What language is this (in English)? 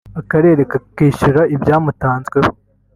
Kinyarwanda